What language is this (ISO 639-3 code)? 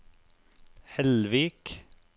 nor